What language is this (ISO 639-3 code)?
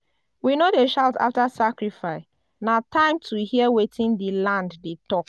pcm